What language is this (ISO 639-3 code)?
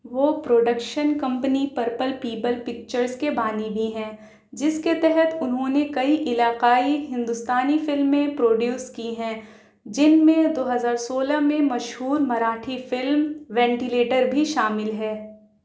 urd